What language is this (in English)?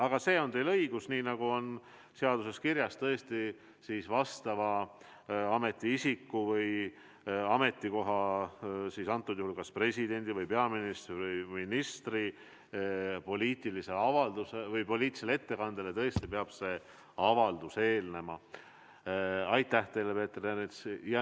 Estonian